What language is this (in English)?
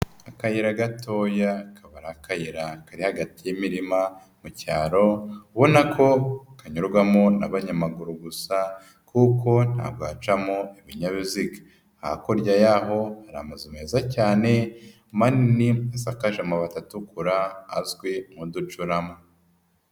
Kinyarwanda